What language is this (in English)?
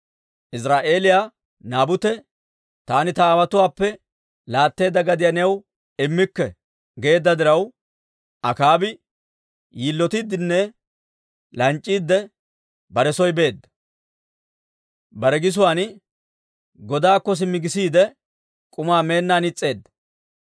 Dawro